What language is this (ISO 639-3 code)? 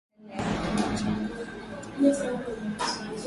swa